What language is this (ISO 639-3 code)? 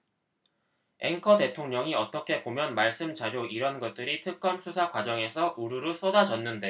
kor